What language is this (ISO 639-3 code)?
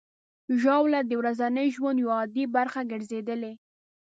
pus